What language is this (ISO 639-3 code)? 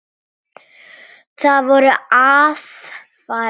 isl